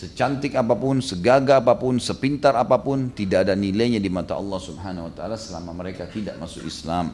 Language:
Indonesian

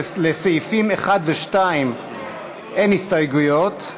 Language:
Hebrew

